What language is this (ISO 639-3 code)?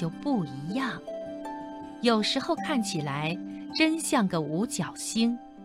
zho